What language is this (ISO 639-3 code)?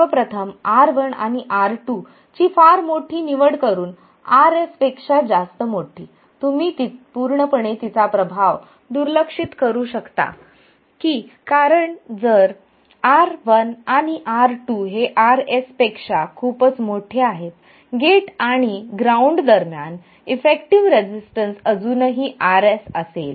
mar